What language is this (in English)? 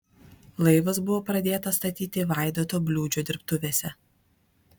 Lithuanian